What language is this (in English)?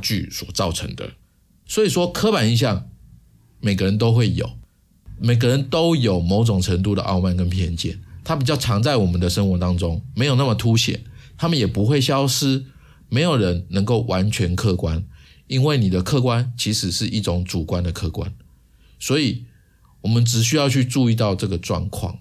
Chinese